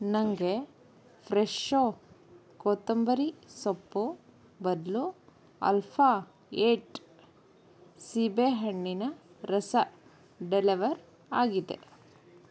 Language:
Kannada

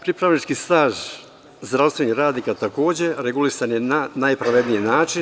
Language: Serbian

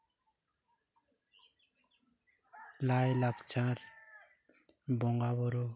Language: Santali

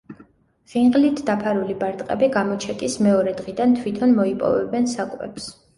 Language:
Georgian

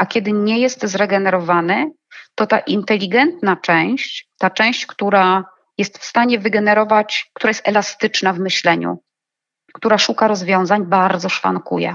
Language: Polish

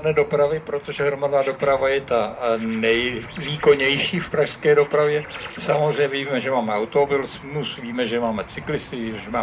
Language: Czech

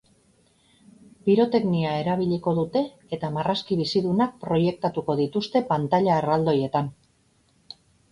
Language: Basque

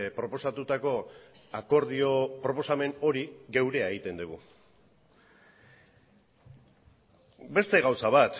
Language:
Basque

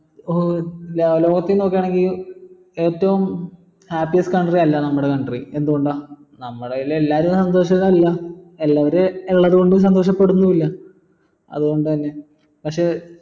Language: Malayalam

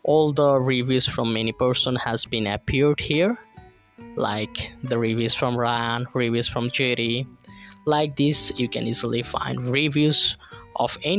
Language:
English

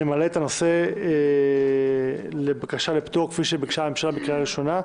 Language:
Hebrew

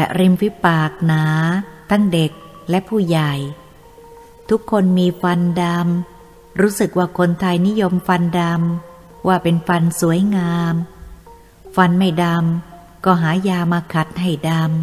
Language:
Thai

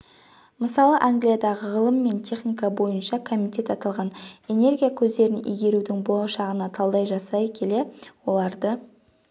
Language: Kazakh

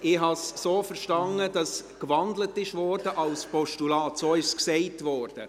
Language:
Swiss German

